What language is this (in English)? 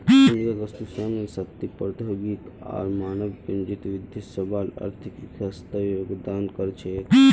Magahi